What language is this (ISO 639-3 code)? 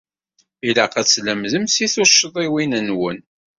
kab